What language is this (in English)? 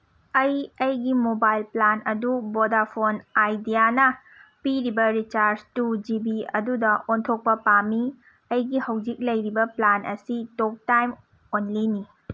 Manipuri